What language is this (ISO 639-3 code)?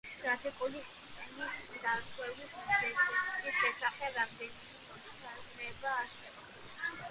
kat